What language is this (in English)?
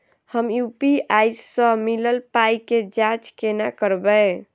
Maithili